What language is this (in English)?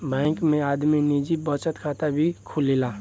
Bhojpuri